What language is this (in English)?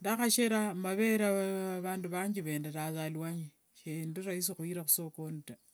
Wanga